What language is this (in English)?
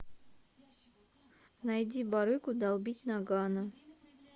Russian